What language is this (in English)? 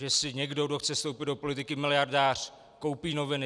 Czech